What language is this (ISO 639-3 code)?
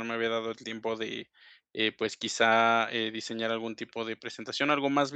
spa